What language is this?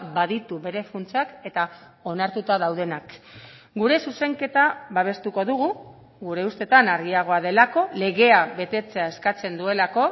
Basque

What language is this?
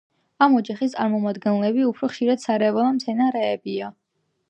Georgian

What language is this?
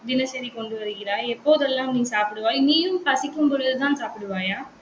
Tamil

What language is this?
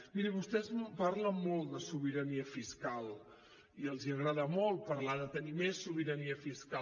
Catalan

